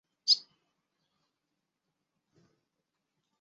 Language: Chinese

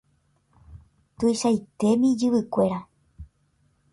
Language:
Guarani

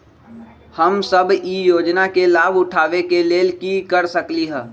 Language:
Magahi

